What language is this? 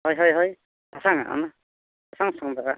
Santali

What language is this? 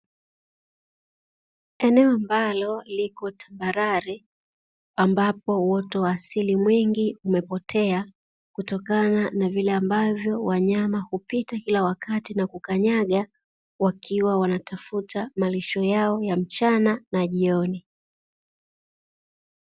Swahili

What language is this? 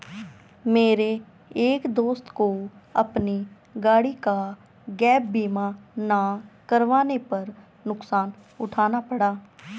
Hindi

